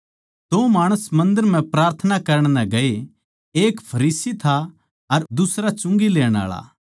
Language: Haryanvi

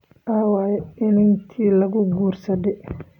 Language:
Somali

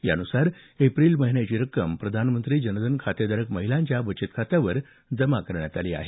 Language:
Marathi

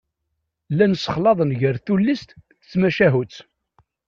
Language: Kabyle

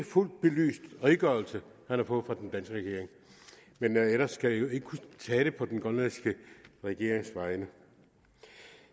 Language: Danish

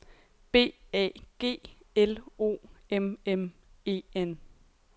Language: Danish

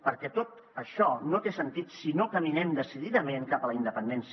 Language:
Catalan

